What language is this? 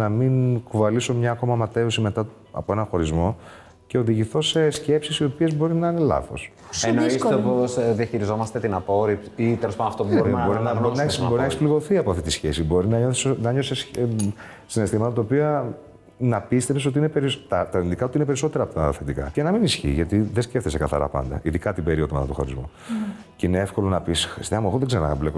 Greek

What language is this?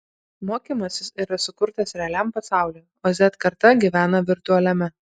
Lithuanian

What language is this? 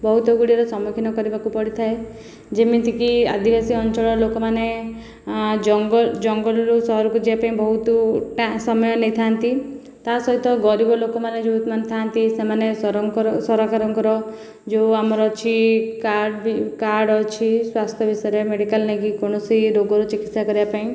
Odia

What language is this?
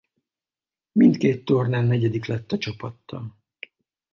Hungarian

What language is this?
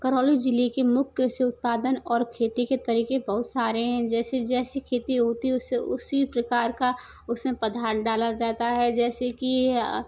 Hindi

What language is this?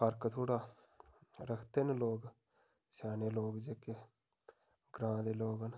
Dogri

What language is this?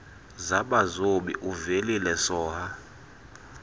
Xhosa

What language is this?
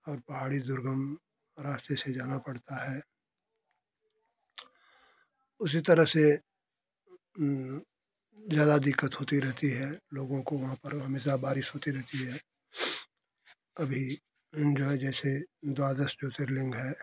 Hindi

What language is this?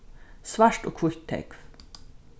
Faroese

